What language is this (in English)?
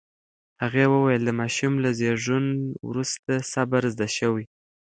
Pashto